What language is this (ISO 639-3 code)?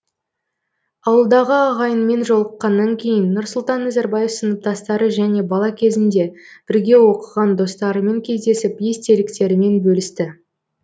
kaz